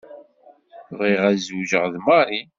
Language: Kabyle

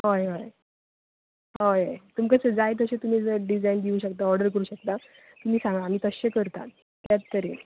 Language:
Konkani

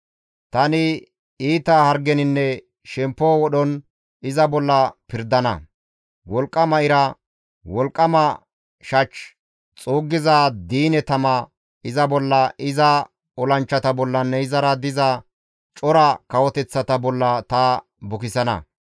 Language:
Gamo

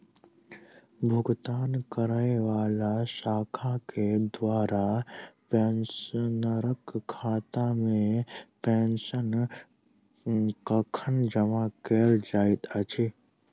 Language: Maithili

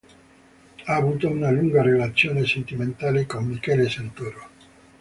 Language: Italian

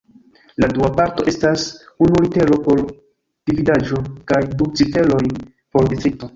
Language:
Esperanto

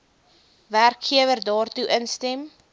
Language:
Afrikaans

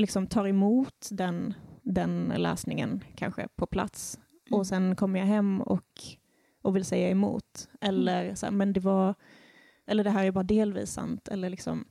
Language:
Swedish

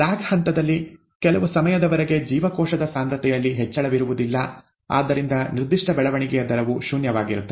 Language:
Kannada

